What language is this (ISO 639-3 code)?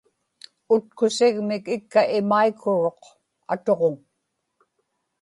ipk